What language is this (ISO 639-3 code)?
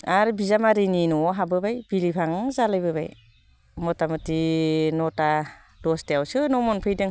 brx